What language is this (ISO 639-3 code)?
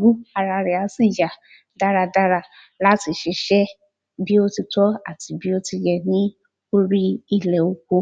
yor